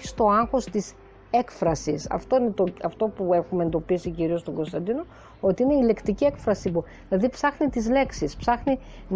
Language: Greek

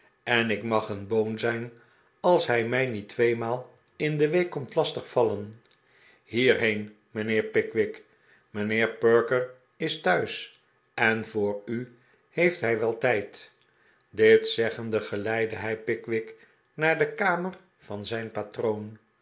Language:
Dutch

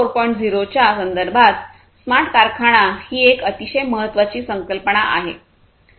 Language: Marathi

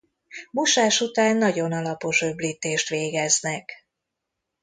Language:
Hungarian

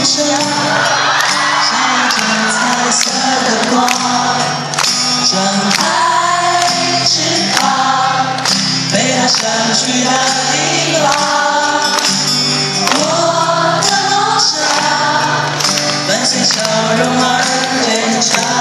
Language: Ukrainian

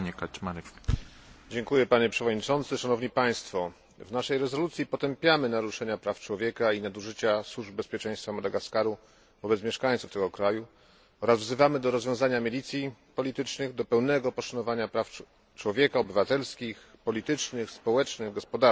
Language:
Polish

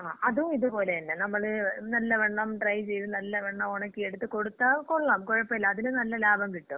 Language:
Malayalam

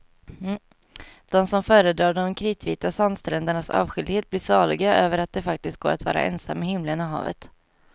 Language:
Swedish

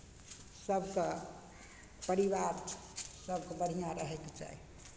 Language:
Maithili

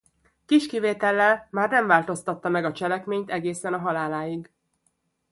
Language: Hungarian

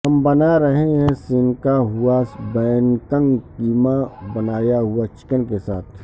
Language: Urdu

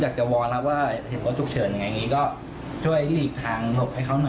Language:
Thai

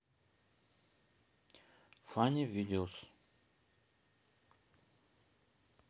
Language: Russian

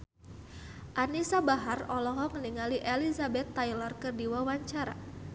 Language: Sundanese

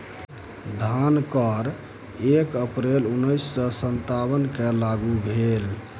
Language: Maithili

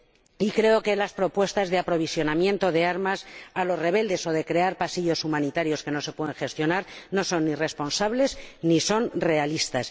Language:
Spanish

